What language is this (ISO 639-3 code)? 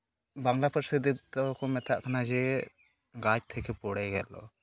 sat